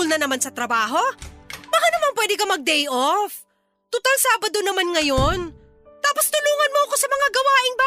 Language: Filipino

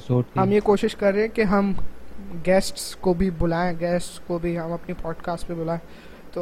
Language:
Urdu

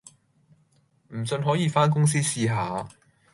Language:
Cantonese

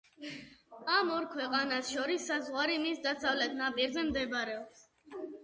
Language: Georgian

